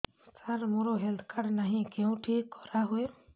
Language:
Odia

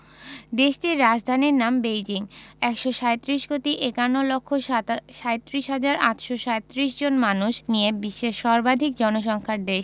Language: Bangla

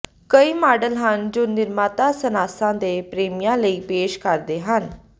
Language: Punjabi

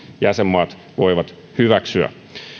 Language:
Finnish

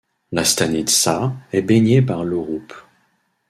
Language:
French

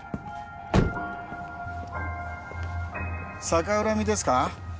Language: Japanese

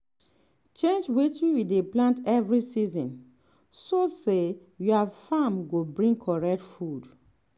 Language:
Nigerian Pidgin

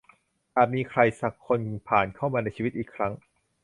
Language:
Thai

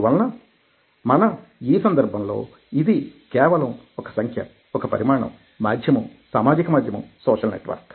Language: Telugu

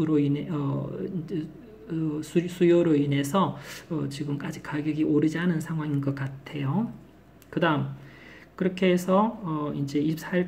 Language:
Korean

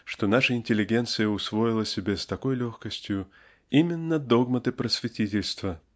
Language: Russian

